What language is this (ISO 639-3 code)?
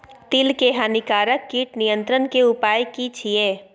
mai